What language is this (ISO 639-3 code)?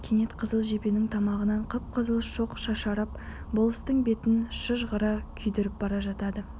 kaz